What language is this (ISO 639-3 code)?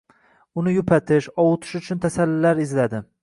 uzb